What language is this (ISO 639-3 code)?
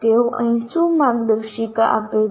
guj